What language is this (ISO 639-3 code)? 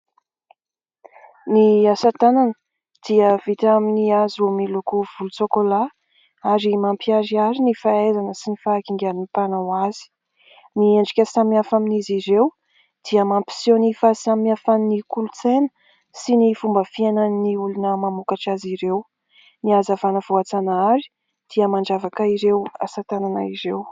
mlg